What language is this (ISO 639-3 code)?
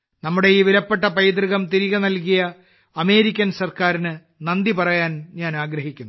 mal